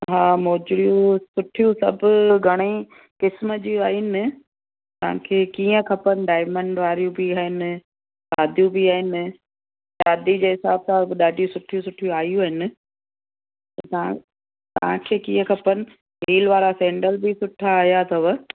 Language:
Sindhi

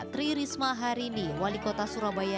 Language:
Indonesian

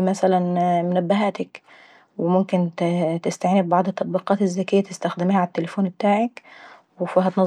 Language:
Saidi Arabic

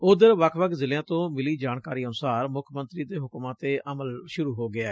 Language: Punjabi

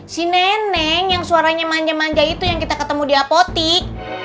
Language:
Indonesian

